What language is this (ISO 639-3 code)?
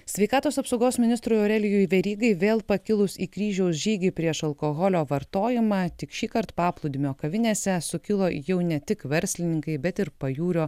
lit